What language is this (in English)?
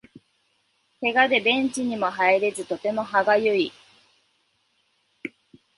Japanese